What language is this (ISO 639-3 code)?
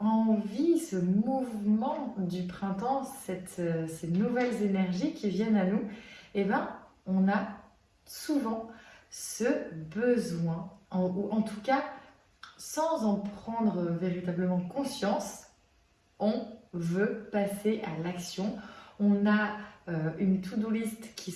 fra